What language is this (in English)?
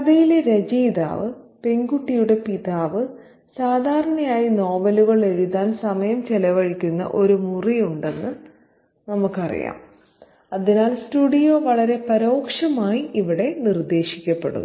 Malayalam